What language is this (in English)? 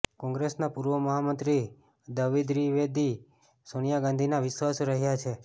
Gujarati